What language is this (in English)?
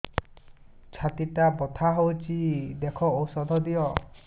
Odia